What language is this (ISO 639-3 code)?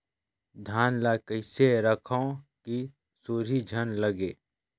hne